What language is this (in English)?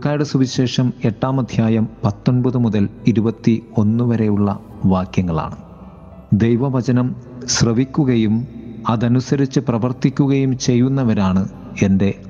Malayalam